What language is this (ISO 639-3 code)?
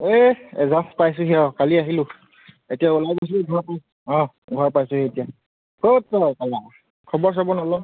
asm